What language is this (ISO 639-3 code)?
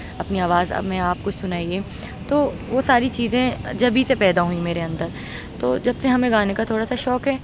urd